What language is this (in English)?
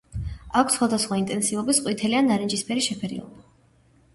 Georgian